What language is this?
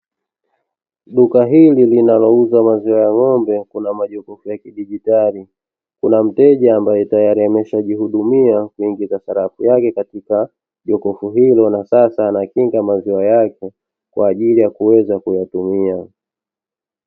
Swahili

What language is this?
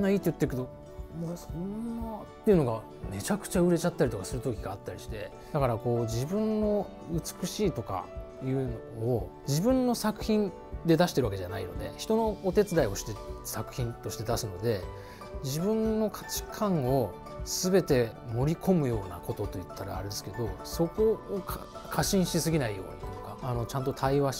Japanese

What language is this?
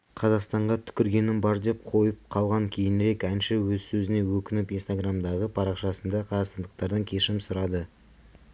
Kazakh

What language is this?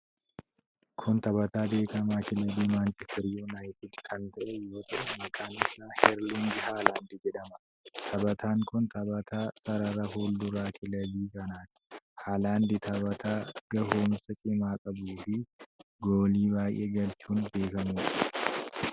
Oromo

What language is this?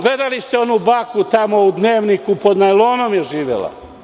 Serbian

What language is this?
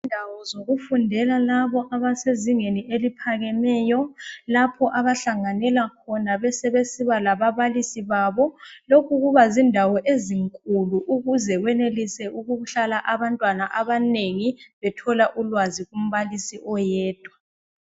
North Ndebele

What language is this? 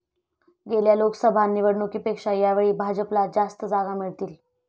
Marathi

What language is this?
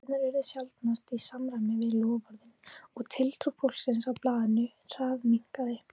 Icelandic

